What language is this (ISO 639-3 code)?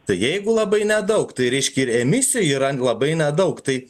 lit